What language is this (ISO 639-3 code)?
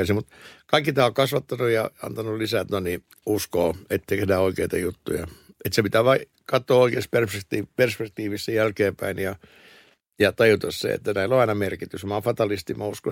fin